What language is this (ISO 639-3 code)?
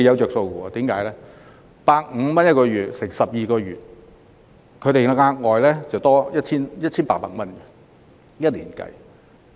yue